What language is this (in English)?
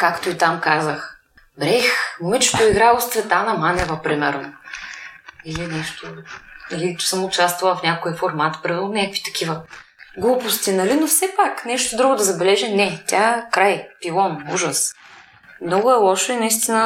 Bulgarian